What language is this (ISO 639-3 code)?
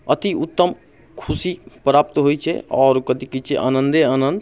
mai